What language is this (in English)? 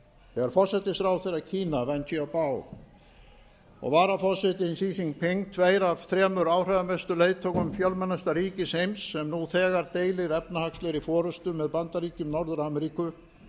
Icelandic